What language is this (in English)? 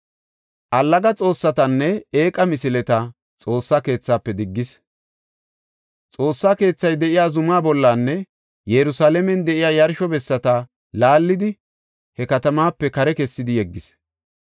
Gofa